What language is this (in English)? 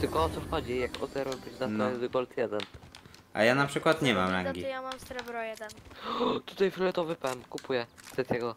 Polish